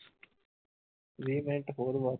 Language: Punjabi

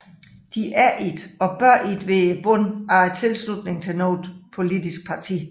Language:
Danish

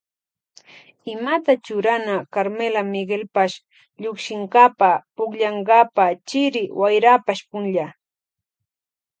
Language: Loja Highland Quichua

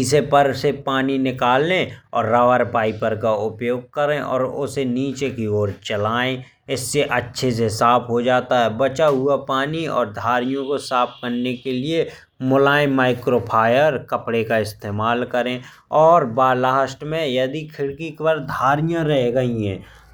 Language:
Bundeli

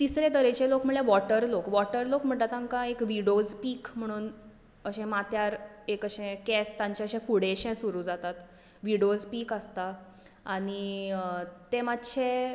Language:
Konkani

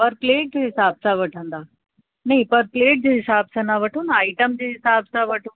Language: Sindhi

